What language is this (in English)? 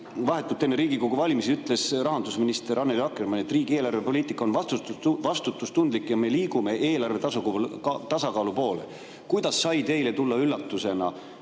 Estonian